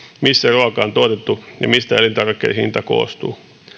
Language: Finnish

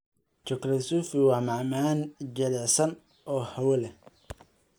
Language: Somali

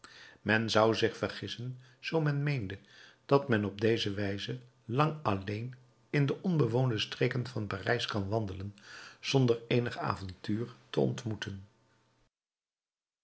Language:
Dutch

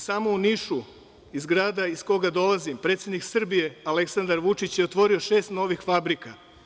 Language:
Serbian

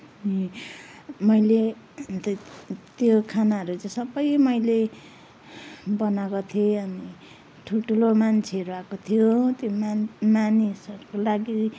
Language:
Nepali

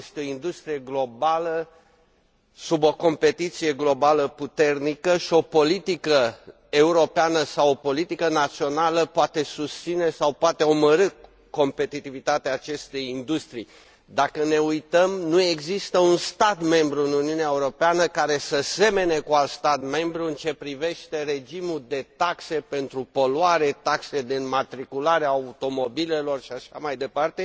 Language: Romanian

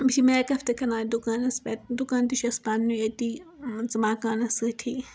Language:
Kashmiri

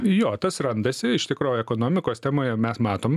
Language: Lithuanian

